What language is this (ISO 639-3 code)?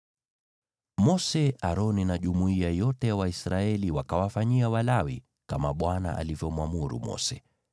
swa